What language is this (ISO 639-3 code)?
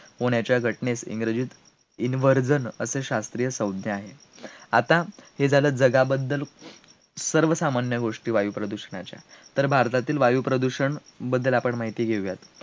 mar